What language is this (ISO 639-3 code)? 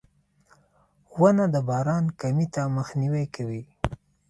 pus